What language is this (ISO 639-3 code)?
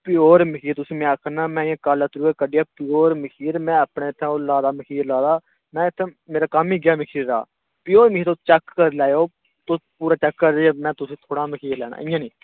doi